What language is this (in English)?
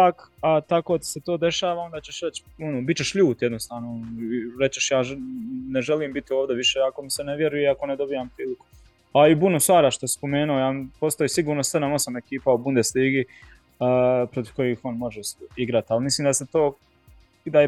Croatian